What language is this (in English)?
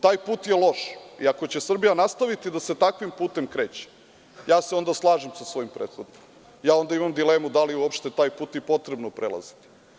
Serbian